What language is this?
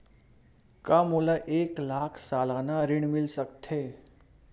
Chhattisgarhi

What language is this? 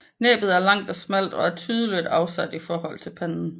Danish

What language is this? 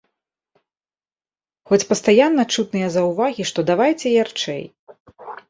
Belarusian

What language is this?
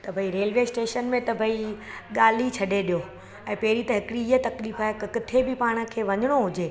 Sindhi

